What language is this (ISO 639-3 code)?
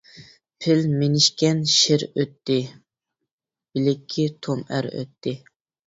uig